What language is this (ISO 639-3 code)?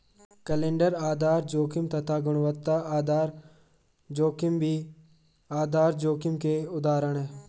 hin